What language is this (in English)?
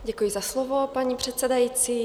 Czech